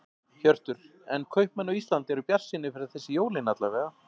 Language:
Icelandic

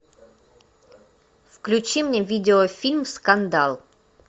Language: Russian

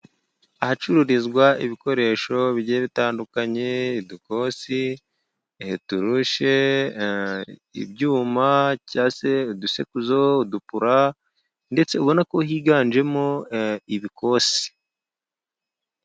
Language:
Kinyarwanda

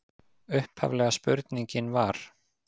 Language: Icelandic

